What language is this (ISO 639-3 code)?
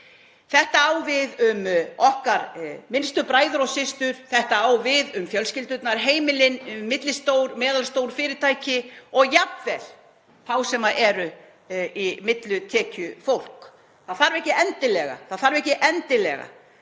isl